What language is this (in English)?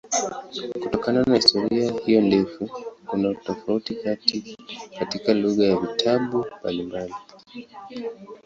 Swahili